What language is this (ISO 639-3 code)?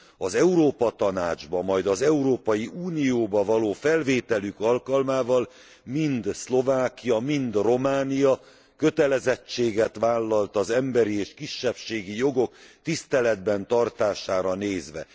hun